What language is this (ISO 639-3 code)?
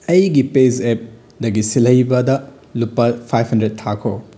mni